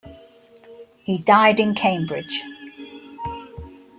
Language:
English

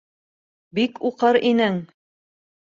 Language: Bashkir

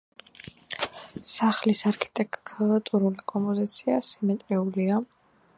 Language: Georgian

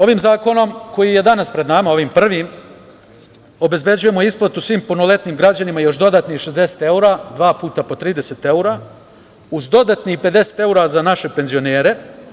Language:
Serbian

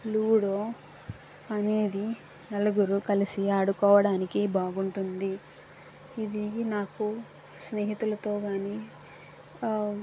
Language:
Telugu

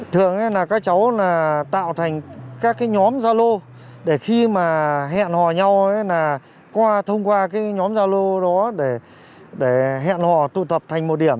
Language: Vietnamese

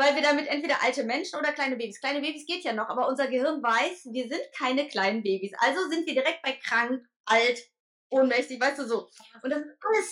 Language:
German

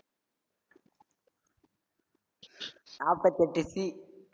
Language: Tamil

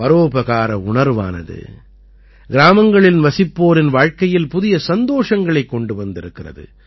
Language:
Tamil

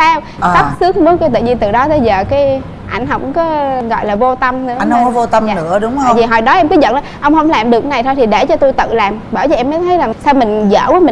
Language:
Vietnamese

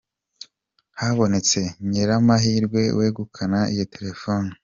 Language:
Kinyarwanda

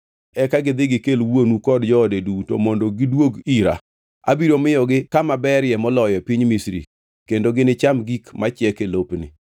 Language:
Luo (Kenya and Tanzania)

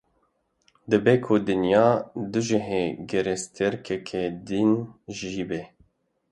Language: Kurdish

